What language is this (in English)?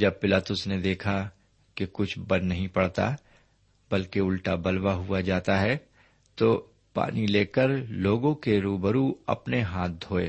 Urdu